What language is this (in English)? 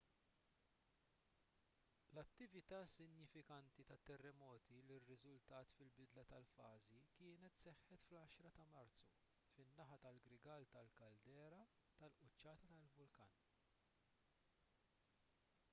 Maltese